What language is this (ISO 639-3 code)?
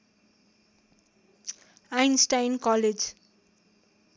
nep